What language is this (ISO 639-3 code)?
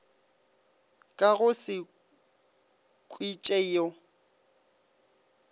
nso